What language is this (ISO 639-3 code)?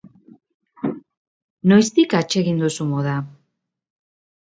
eus